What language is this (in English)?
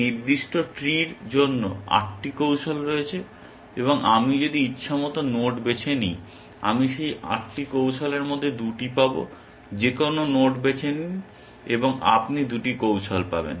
Bangla